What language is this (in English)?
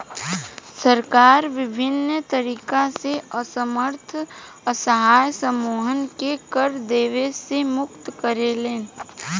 Bhojpuri